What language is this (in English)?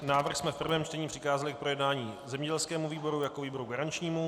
Czech